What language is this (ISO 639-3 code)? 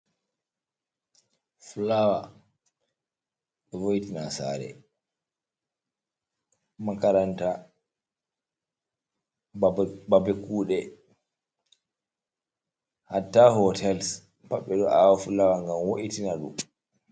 ful